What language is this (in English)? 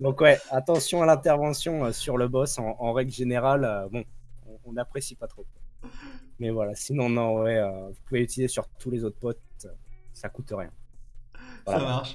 French